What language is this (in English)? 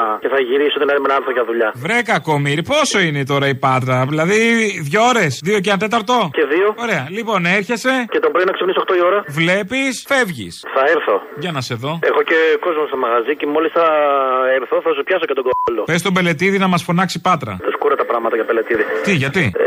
Greek